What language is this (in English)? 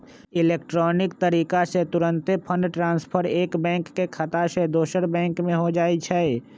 Magahi